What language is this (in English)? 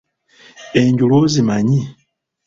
Ganda